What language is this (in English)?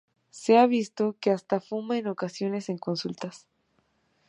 Spanish